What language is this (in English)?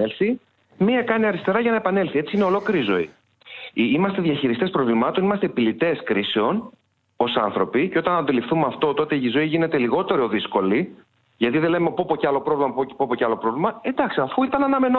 Greek